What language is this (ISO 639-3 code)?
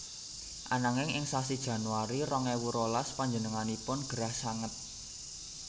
jav